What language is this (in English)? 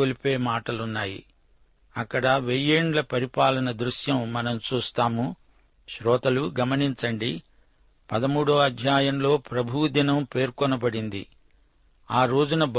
Telugu